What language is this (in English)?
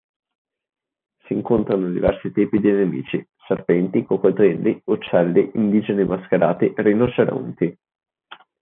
Italian